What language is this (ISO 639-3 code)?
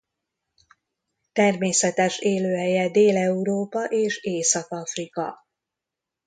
hun